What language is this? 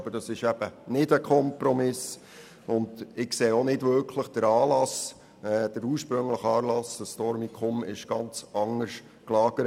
Swiss German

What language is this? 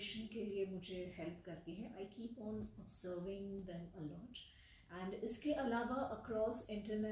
Hindi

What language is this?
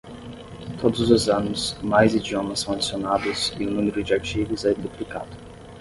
Portuguese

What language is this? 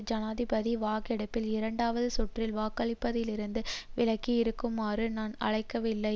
Tamil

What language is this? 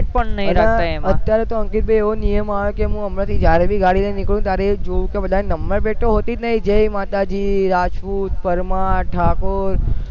Gujarati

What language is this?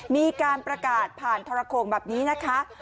Thai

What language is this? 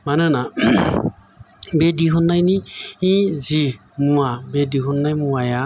Bodo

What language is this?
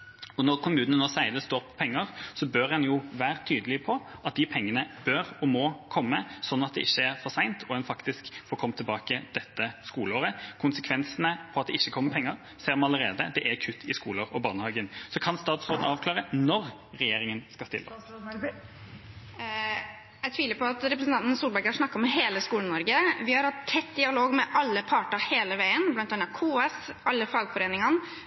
Norwegian Bokmål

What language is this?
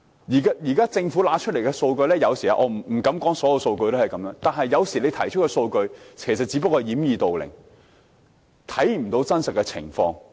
Cantonese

